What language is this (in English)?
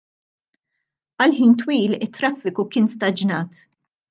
Maltese